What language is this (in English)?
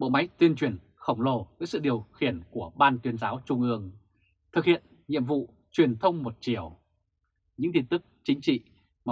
Vietnamese